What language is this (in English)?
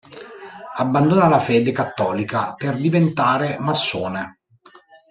Italian